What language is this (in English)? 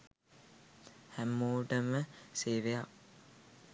Sinhala